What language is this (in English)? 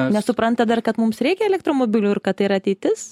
Lithuanian